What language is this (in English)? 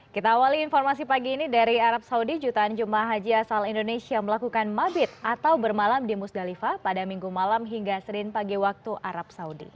Indonesian